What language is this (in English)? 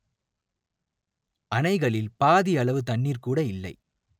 Tamil